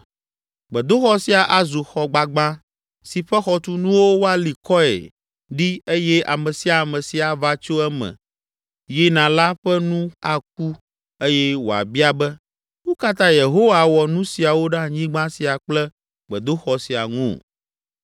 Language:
Ewe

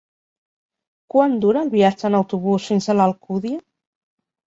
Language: Catalan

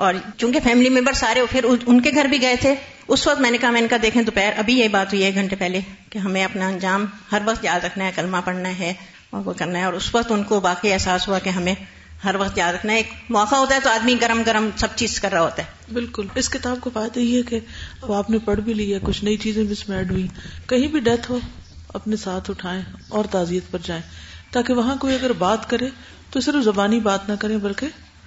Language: Urdu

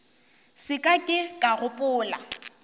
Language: Northern Sotho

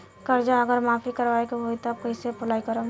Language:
Bhojpuri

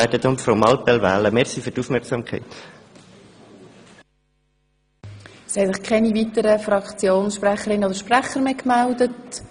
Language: Swiss German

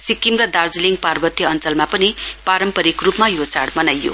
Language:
Nepali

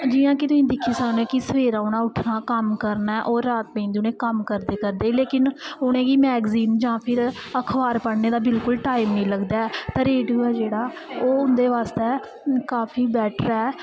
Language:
Dogri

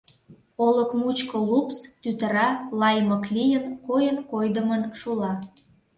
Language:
Mari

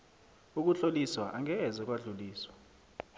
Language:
South Ndebele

